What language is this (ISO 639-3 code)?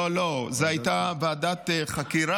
heb